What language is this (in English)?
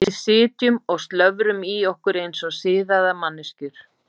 Icelandic